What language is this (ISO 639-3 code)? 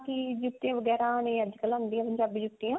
pan